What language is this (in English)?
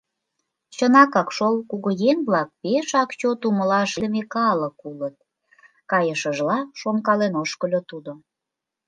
Mari